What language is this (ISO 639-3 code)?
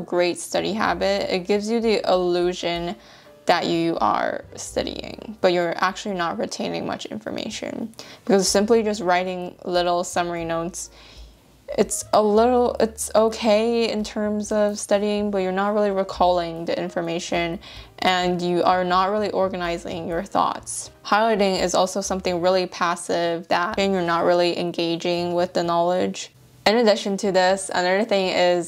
eng